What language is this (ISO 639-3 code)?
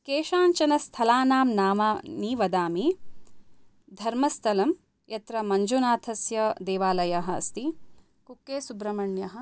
san